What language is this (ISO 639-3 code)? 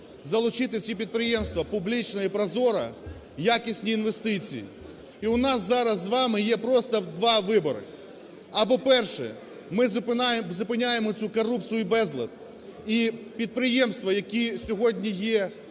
ukr